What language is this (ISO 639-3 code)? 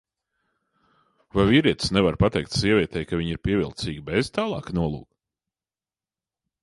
lav